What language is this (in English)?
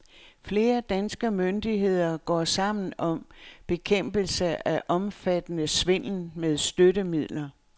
Danish